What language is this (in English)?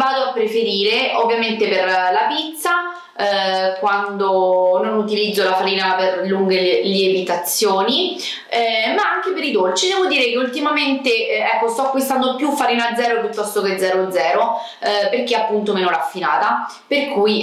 Italian